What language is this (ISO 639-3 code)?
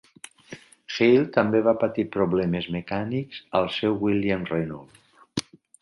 cat